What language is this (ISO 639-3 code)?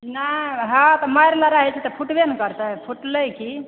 mai